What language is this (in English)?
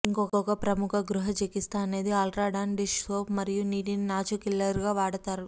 Telugu